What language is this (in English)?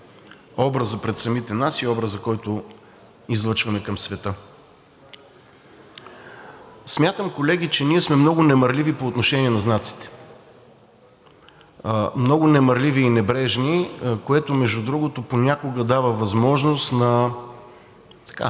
Bulgarian